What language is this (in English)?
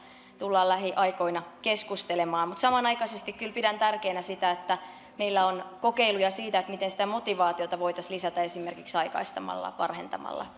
Finnish